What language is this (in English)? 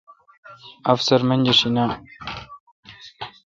Kalkoti